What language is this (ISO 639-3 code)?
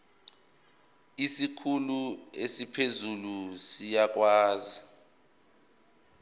zul